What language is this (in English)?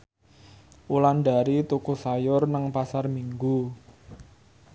Javanese